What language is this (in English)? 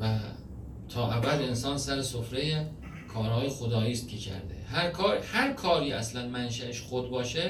Persian